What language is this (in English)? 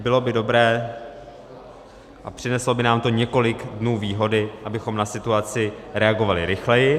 Czech